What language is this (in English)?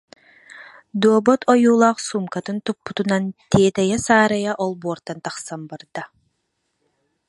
Yakut